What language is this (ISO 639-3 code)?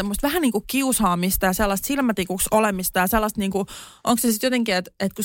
fin